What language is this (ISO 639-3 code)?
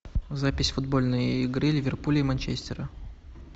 rus